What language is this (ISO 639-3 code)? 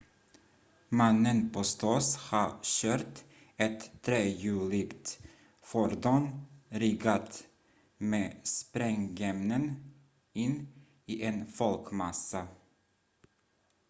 swe